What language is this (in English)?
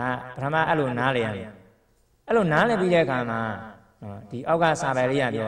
Thai